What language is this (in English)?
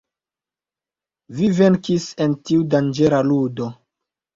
Esperanto